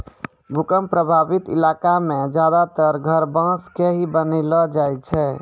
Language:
Maithili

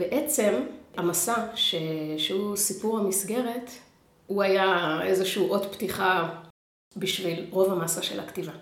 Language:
Hebrew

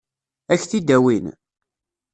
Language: Kabyle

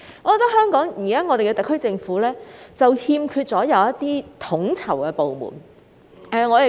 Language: Cantonese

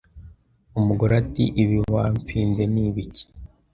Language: Kinyarwanda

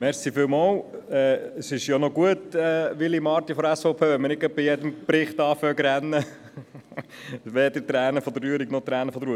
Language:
Swiss German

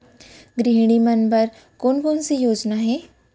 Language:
Chhattisgarhi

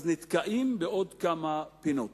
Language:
Hebrew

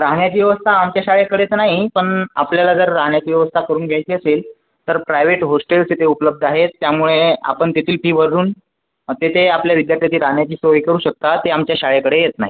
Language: Marathi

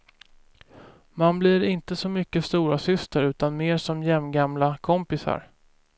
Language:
Swedish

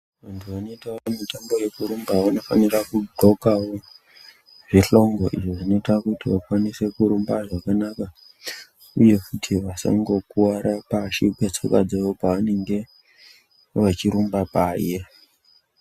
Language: Ndau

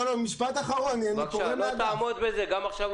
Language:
Hebrew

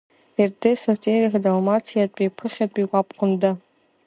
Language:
Abkhazian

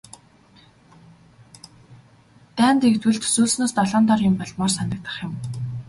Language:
Mongolian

